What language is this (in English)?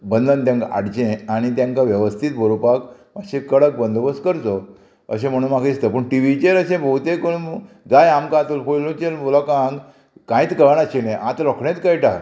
Konkani